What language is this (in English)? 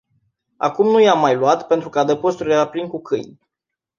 Romanian